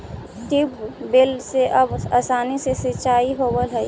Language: Magahi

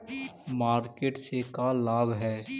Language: Magahi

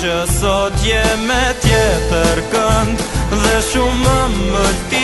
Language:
Czech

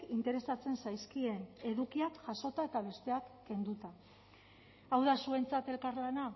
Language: Basque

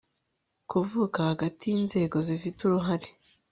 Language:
Kinyarwanda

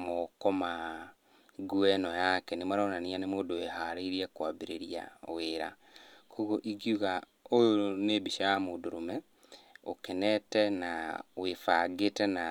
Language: Kikuyu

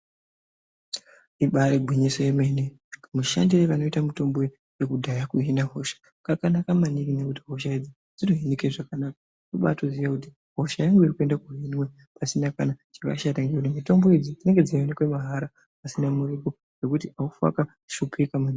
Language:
Ndau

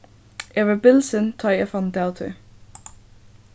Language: Faroese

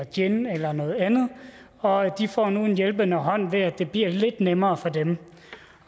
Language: Danish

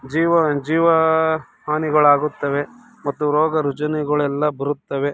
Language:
Kannada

